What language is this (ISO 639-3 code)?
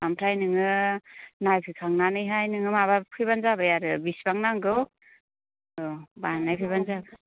brx